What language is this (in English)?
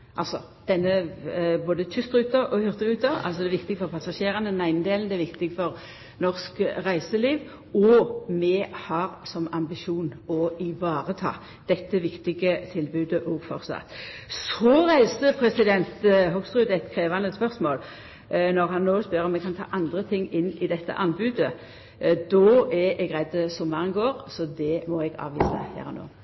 Norwegian Nynorsk